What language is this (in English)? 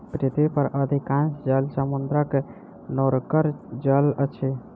Maithili